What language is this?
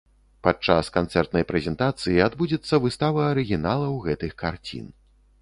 Belarusian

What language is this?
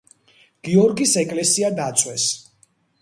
Georgian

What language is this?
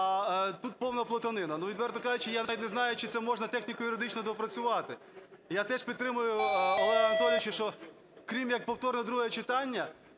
Ukrainian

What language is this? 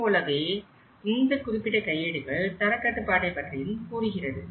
Tamil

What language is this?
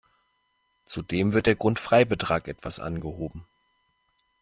German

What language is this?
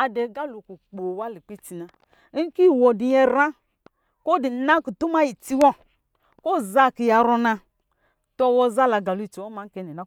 Lijili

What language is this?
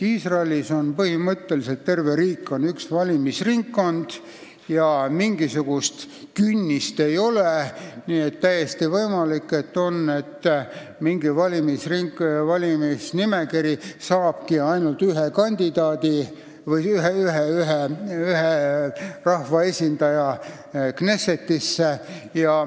Estonian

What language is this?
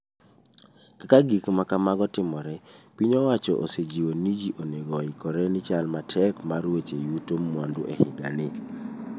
Luo (Kenya and Tanzania)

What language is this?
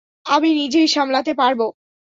Bangla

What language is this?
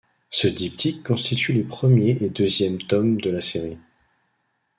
French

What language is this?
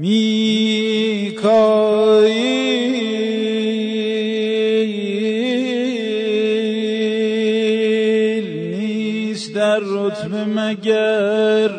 Persian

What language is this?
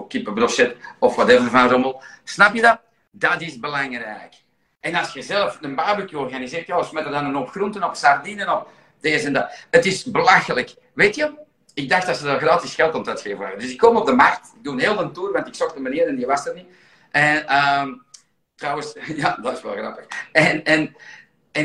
Dutch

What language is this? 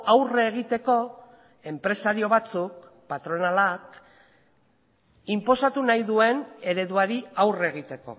Basque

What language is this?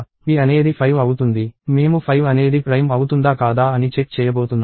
Telugu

